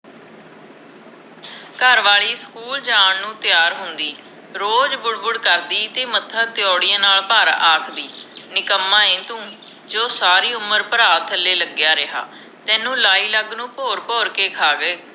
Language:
Punjabi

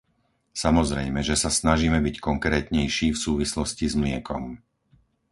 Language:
Slovak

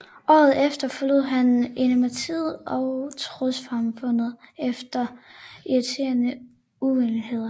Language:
Danish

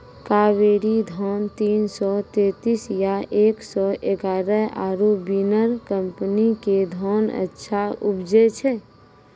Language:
Maithili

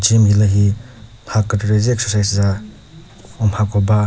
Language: Chokri Naga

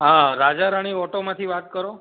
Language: Gujarati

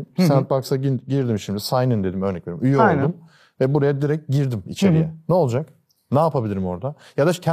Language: Turkish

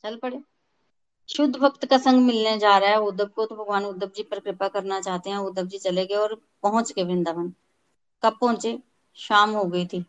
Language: Hindi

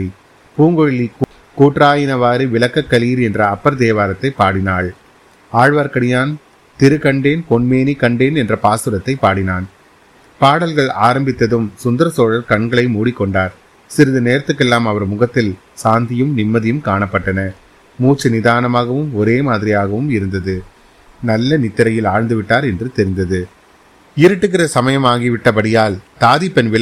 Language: Tamil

